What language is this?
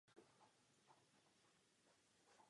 Czech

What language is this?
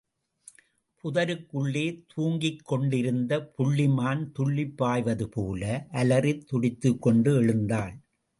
Tamil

